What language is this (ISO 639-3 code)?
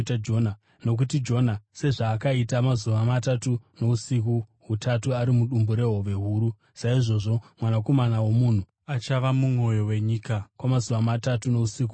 sna